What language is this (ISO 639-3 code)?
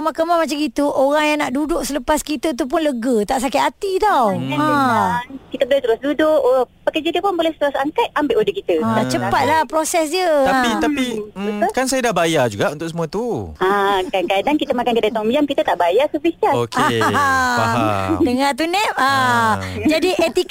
msa